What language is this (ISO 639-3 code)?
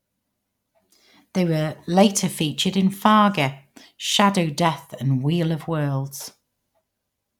eng